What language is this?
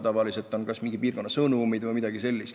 Estonian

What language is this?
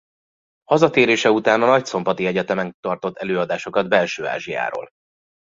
Hungarian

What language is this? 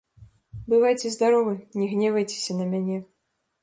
Belarusian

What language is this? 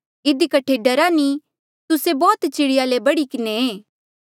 Mandeali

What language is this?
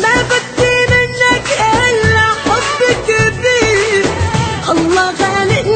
Arabic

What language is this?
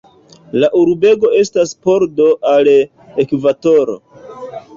Esperanto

